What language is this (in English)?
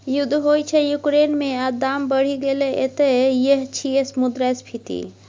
Maithili